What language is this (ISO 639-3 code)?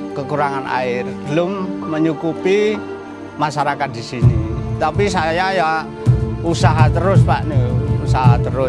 ind